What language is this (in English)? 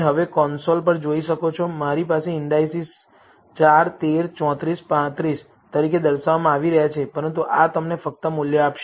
Gujarati